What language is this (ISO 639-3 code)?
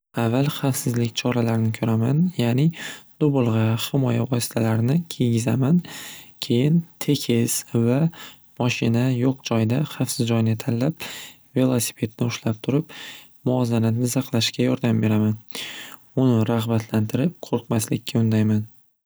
uzb